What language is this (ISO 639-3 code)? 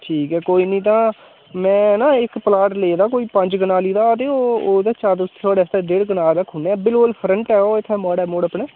doi